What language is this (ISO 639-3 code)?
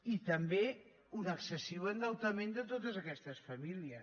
cat